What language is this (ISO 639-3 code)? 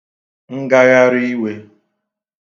ibo